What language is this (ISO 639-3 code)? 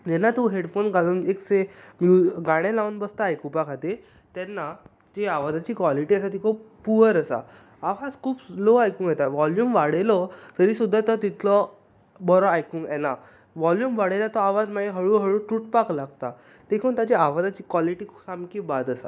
kok